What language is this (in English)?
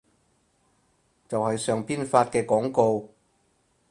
Cantonese